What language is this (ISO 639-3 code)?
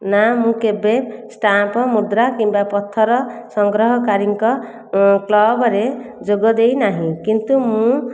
ori